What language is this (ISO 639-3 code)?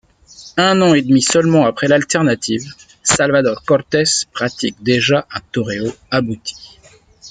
fra